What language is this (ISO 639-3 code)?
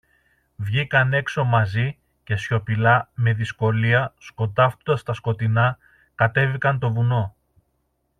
ell